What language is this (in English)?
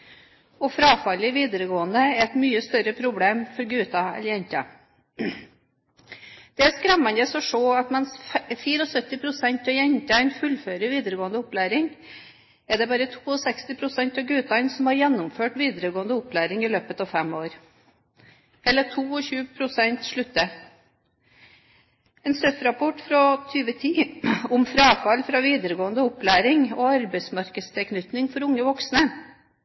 Norwegian Bokmål